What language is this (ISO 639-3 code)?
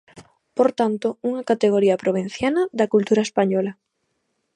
glg